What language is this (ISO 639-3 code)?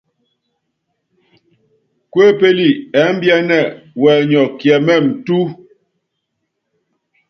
yav